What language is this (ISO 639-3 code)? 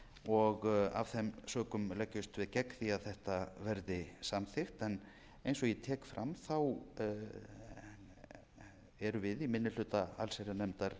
isl